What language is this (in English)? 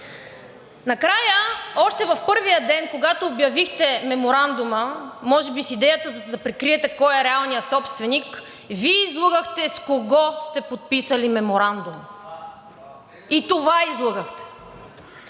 Bulgarian